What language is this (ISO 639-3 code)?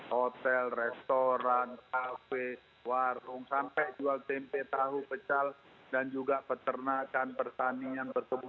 ind